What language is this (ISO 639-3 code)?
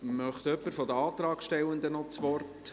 gsw